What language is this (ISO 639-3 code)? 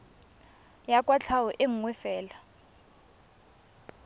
tsn